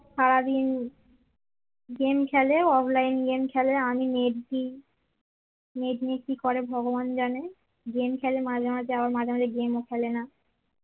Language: Bangla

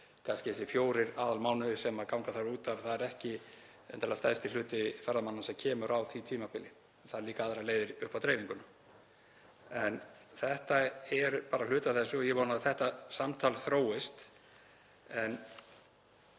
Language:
Icelandic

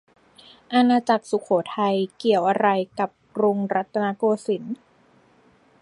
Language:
Thai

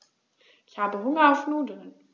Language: German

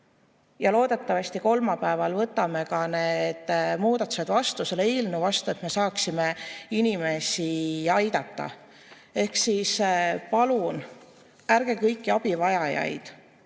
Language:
Estonian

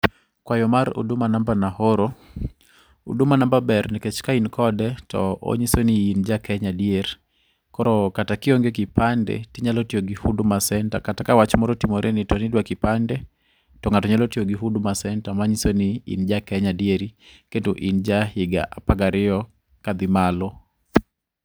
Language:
Luo (Kenya and Tanzania)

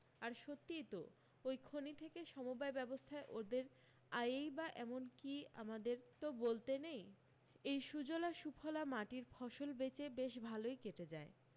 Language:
Bangla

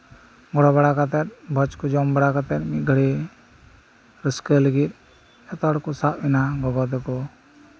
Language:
Santali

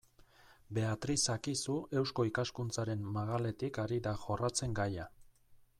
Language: Basque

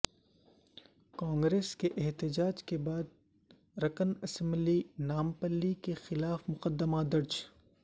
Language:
Urdu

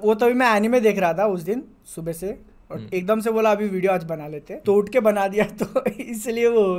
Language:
Hindi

